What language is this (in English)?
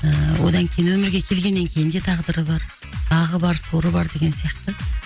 Kazakh